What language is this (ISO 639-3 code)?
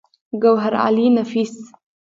pus